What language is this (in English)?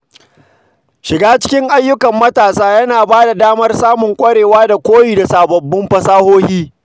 Hausa